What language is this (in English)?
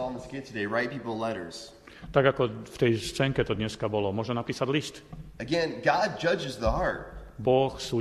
Slovak